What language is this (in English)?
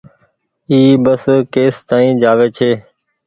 Goaria